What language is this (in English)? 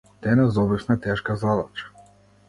Macedonian